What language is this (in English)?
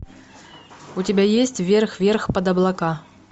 Russian